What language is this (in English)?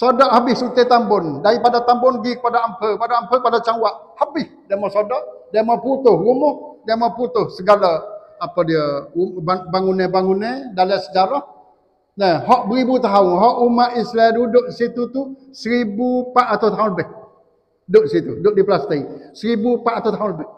Malay